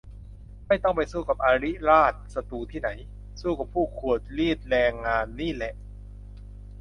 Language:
Thai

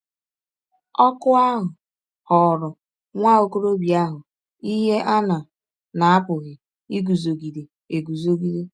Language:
Igbo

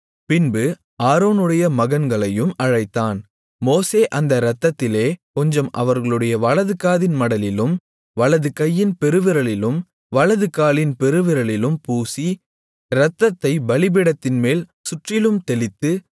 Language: Tamil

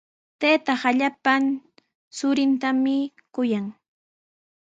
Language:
Sihuas Ancash Quechua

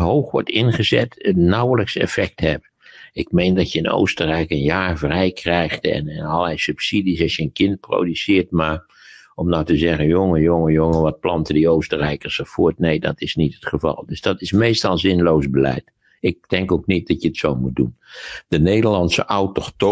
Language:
Dutch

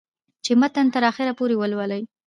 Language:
Pashto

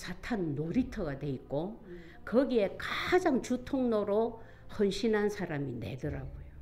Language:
Korean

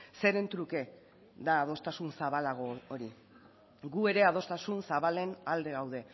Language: Basque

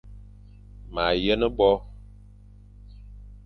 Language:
Fang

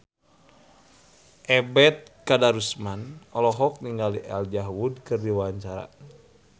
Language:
Sundanese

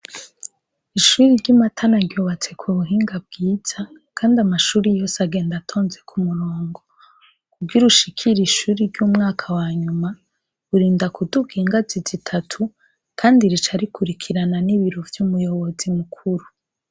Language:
Rundi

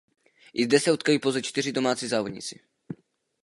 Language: Czech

